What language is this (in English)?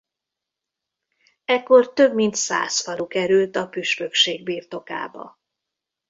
Hungarian